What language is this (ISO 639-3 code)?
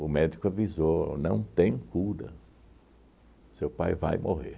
por